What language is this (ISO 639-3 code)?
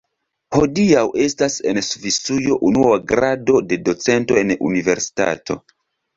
epo